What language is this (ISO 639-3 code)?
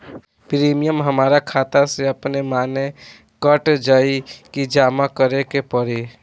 bho